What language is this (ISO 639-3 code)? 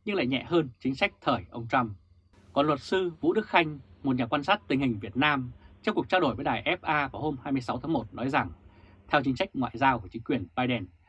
vie